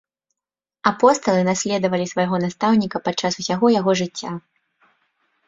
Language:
Belarusian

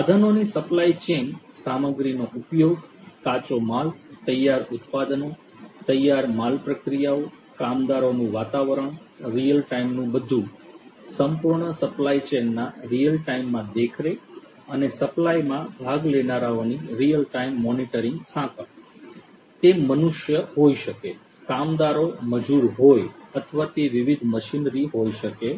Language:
Gujarati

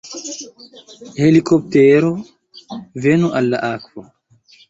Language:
Esperanto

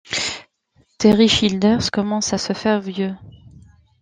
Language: French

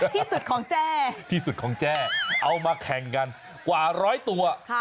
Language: Thai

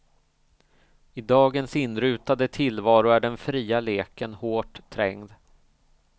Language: Swedish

